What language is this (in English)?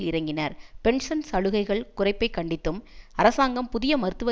Tamil